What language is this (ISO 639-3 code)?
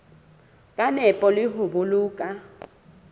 sot